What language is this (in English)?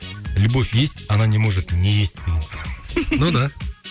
Kazakh